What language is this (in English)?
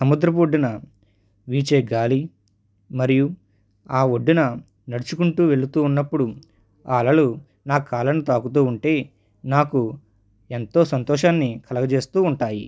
Telugu